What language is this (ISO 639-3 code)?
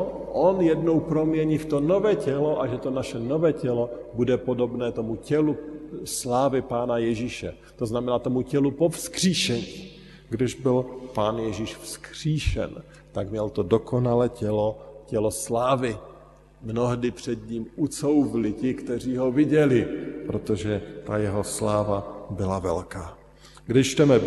ces